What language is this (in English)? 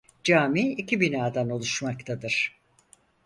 Turkish